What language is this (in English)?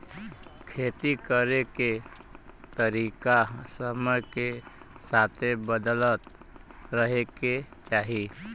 Bhojpuri